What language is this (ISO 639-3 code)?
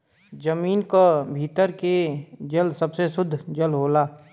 bho